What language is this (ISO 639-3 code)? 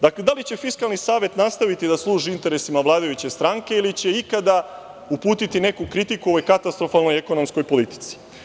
srp